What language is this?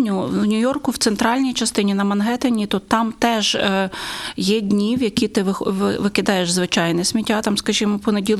Ukrainian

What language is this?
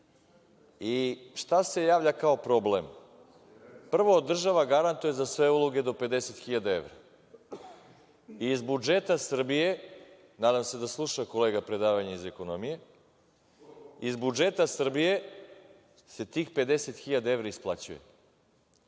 Serbian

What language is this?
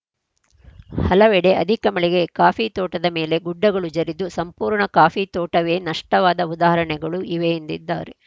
Kannada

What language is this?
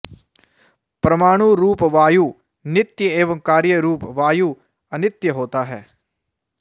Sanskrit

